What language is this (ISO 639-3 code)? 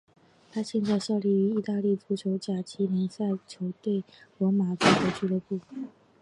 zho